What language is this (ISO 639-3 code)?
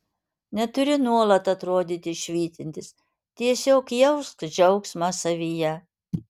lit